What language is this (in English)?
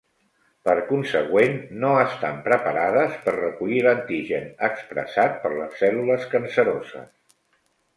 Catalan